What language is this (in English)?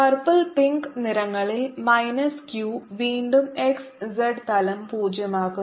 Malayalam